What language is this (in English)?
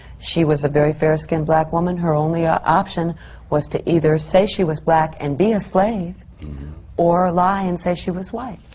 English